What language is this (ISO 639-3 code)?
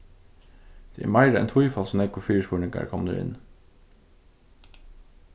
fao